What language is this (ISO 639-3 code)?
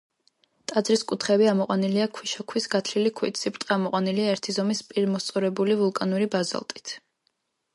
kat